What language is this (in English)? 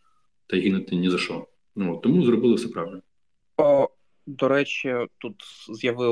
Ukrainian